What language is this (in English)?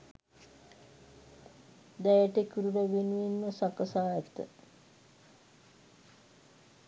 Sinhala